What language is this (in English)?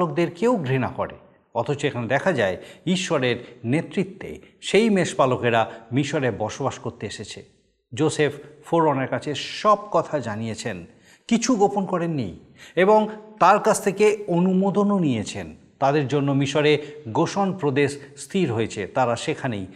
Bangla